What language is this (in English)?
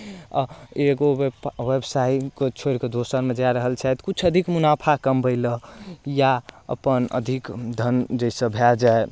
Maithili